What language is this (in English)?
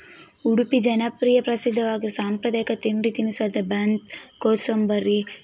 Kannada